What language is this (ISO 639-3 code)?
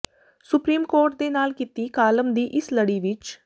pan